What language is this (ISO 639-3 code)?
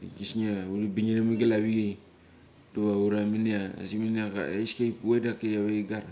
gcc